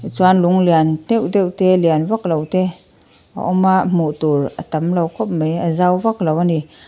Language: Mizo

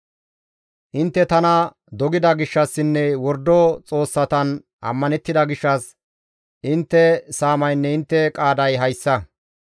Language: Gamo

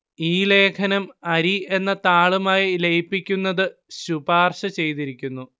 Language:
Malayalam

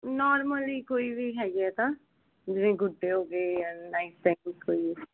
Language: Punjabi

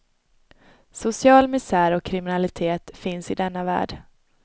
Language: Swedish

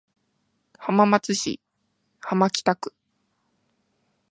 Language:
Japanese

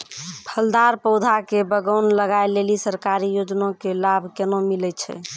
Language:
Maithili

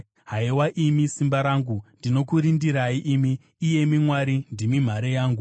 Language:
Shona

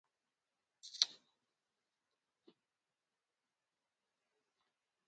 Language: Bamun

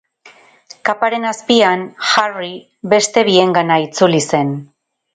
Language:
Basque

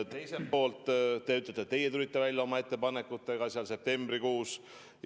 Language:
Estonian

